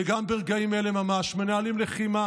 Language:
Hebrew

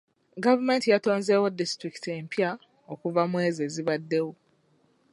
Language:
Ganda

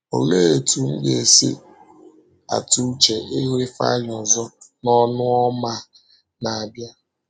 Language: Igbo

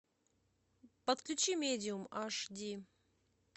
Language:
Russian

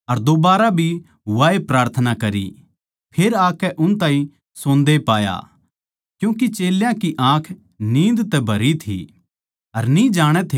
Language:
Haryanvi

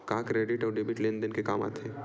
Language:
Chhattisgarhi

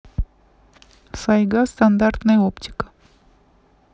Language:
Russian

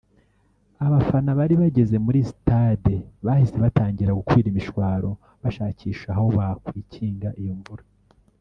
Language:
Kinyarwanda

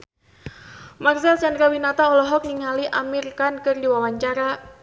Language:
Sundanese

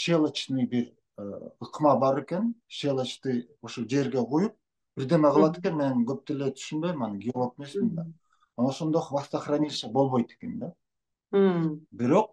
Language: Turkish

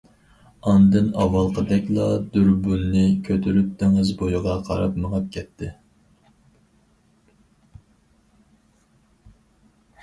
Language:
Uyghur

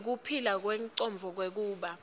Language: Swati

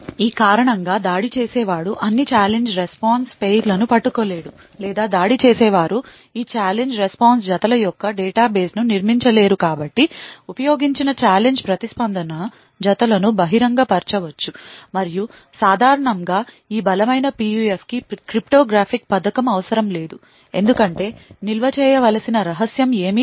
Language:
Telugu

